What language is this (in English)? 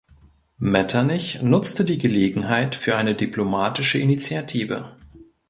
German